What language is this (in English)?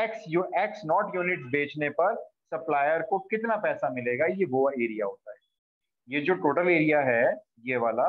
Hindi